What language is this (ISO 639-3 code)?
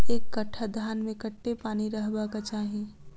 mai